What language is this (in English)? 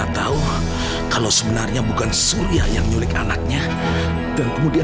Indonesian